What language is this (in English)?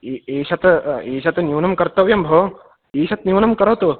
Sanskrit